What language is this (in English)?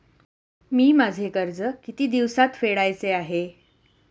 Marathi